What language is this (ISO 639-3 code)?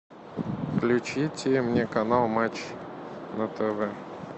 rus